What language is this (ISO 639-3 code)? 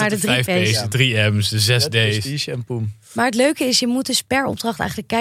nld